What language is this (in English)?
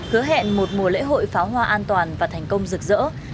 Vietnamese